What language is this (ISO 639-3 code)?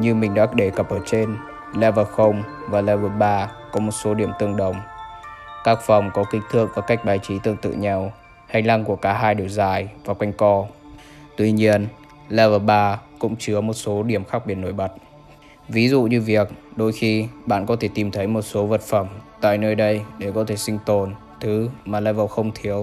vie